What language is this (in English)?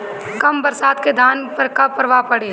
Bhojpuri